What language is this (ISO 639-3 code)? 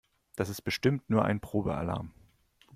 deu